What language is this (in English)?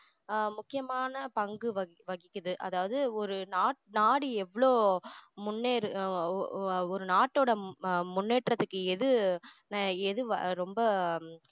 Tamil